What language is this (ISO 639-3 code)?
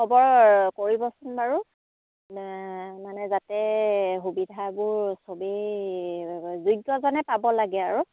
asm